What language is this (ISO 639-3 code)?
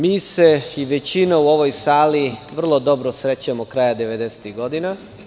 srp